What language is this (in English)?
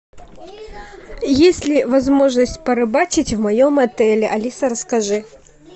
Russian